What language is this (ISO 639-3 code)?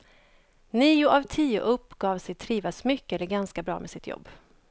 swe